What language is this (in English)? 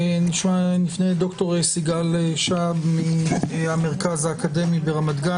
Hebrew